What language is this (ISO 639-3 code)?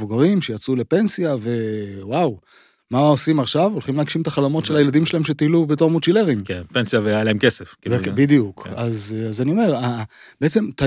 heb